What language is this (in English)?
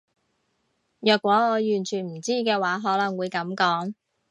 Cantonese